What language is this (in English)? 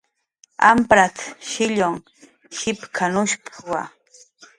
Jaqaru